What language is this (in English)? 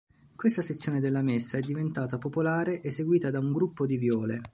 Italian